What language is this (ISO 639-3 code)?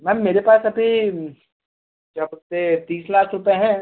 hin